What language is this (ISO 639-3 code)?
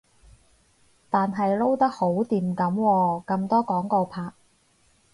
yue